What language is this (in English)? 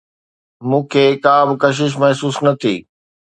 Sindhi